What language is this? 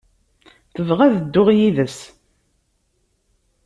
Kabyle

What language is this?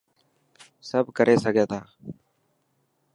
Dhatki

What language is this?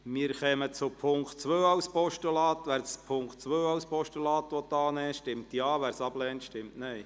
Swiss German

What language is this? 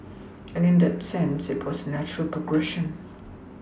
English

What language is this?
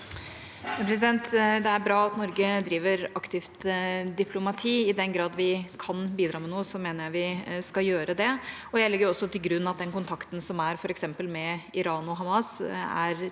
Norwegian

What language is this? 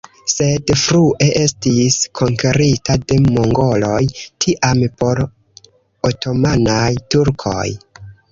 Esperanto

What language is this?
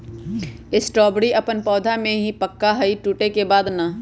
Magahi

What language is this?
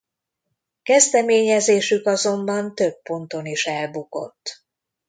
Hungarian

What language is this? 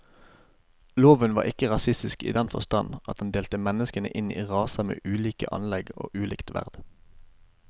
Norwegian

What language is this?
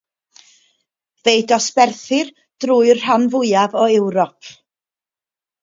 Welsh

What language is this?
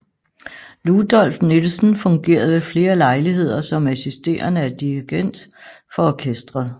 Danish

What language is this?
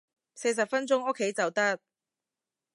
Cantonese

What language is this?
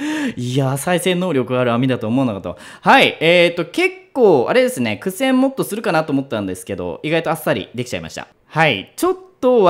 Japanese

